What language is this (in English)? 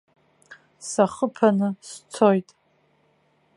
Abkhazian